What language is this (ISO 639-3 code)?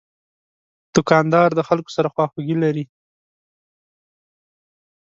pus